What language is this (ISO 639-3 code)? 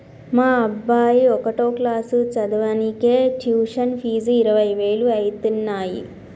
tel